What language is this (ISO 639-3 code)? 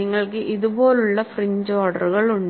mal